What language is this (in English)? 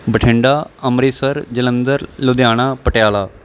Punjabi